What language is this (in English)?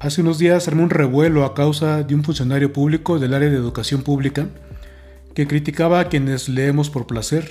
Spanish